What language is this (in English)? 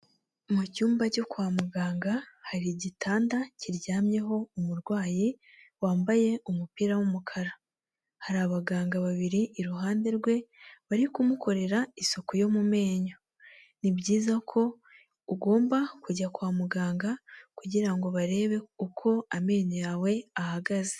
Kinyarwanda